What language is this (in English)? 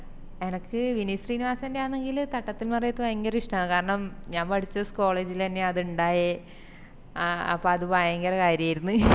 Malayalam